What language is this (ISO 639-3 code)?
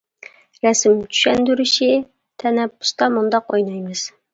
uig